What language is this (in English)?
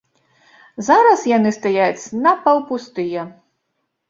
Belarusian